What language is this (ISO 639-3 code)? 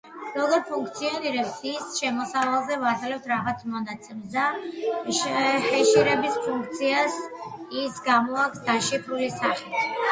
kat